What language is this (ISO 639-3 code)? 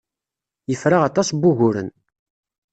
kab